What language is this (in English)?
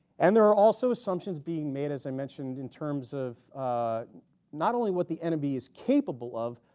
English